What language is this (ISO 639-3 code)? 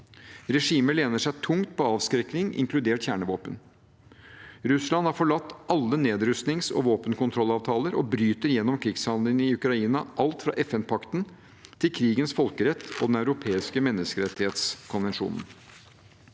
nor